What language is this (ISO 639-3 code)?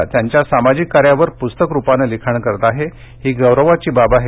mar